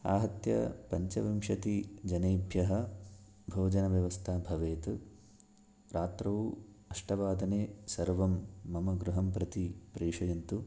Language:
Sanskrit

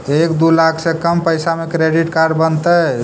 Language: Magahi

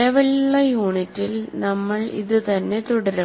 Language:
Malayalam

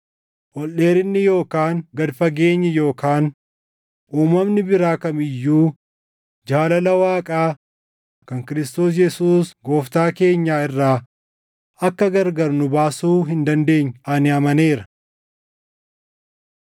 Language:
Oromo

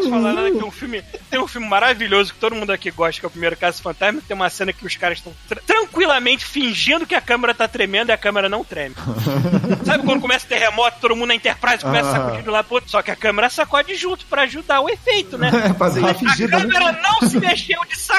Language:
Portuguese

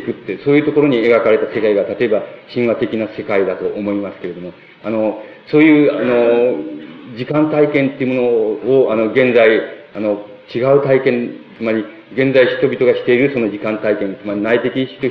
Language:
Japanese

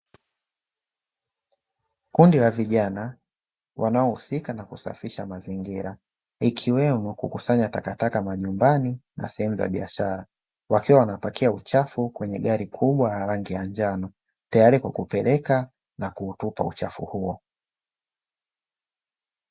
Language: Swahili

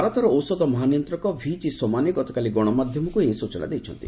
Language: Odia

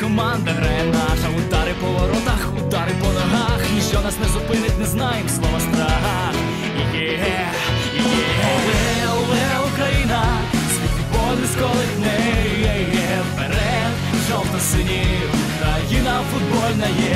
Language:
Ukrainian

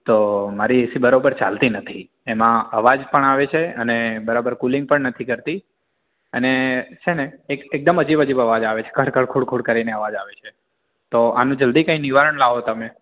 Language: Gujarati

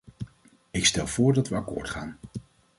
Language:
Dutch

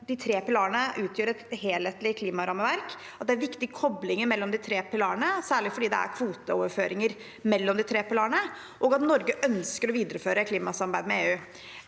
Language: Norwegian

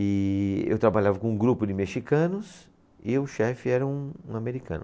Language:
Portuguese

